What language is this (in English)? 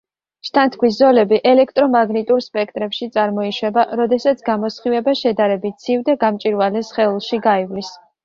Georgian